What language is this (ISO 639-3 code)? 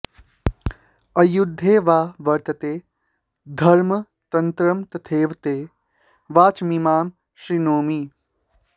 san